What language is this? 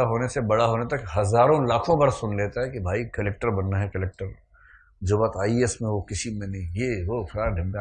Hindi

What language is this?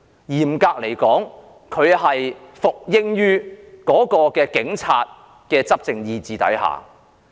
Cantonese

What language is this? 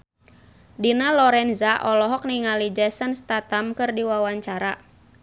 Sundanese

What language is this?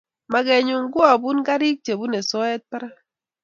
Kalenjin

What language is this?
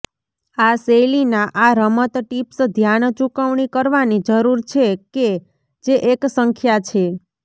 Gujarati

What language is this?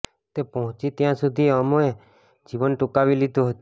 Gujarati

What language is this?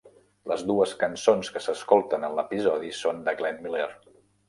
Catalan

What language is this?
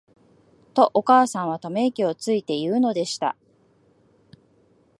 Japanese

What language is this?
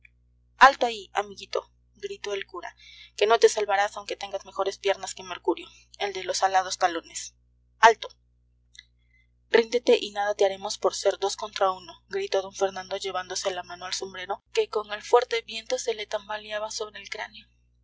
Spanish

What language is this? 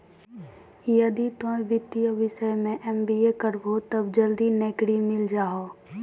Maithili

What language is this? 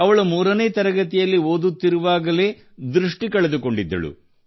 Kannada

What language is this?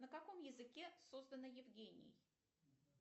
Russian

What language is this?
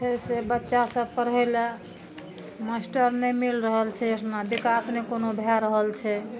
Maithili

